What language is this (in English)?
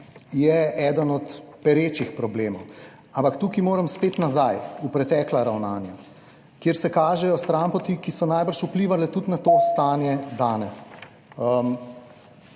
Slovenian